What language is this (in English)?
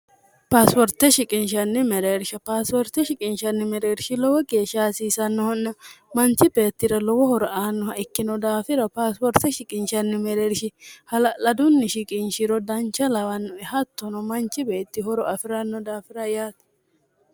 Sidamo